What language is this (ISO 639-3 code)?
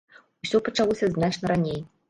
bel